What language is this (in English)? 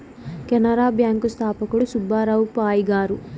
Telugu